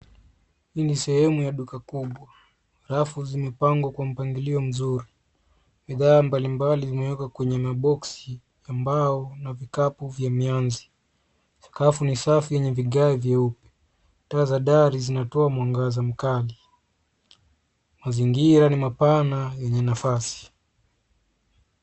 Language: Swahili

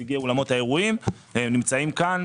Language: Hebrew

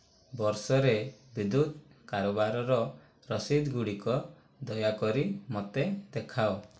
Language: Odia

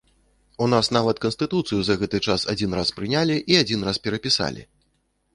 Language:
Belarusian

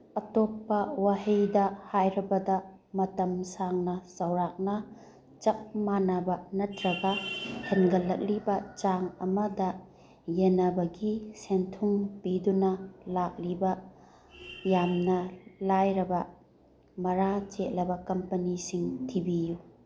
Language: Manipuri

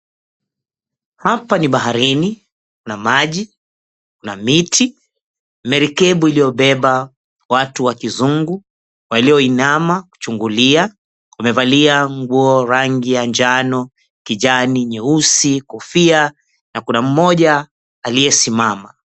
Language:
Swahili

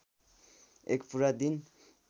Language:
Nepali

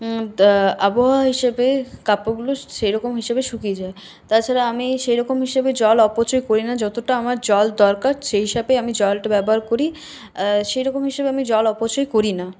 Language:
Bangla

